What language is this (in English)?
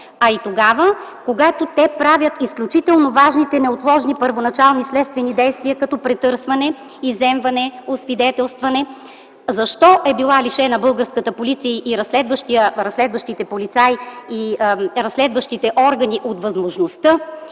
Bulgarian